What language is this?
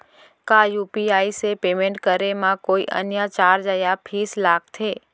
Chhattisgarhi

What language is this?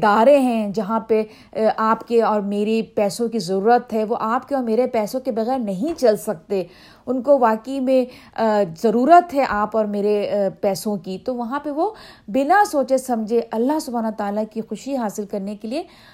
Urdu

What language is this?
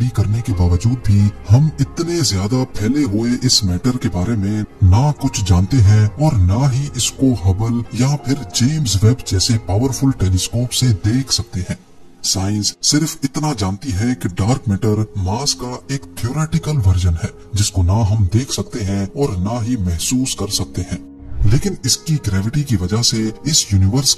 Hindi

